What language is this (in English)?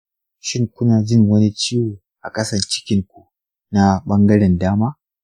Hausa